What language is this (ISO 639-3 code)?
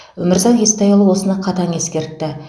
kaz